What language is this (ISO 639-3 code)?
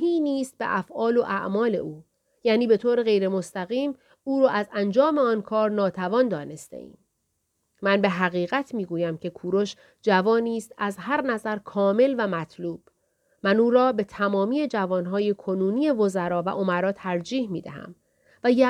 fas